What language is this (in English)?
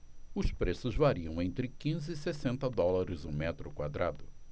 Portuguese